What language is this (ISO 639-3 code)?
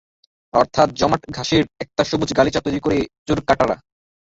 ben